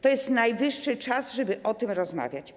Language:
Polish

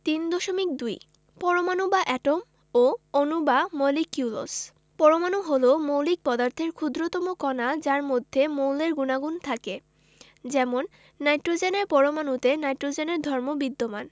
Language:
Bangla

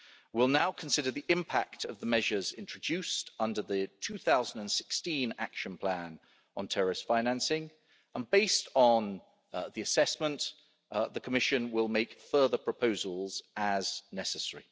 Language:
English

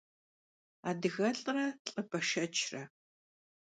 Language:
Kabardian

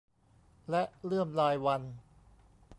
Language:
Thai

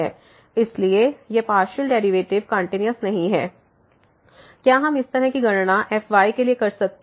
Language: Hindi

